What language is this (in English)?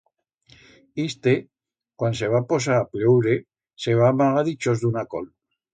Aragonese